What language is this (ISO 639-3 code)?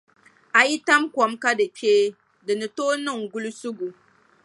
dag